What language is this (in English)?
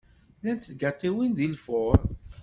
Kabyle